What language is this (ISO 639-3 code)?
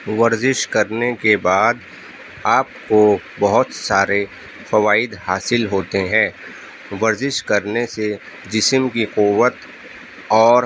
urd